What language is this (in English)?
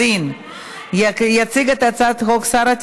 Hebrew